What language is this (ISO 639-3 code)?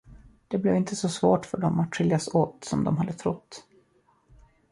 swe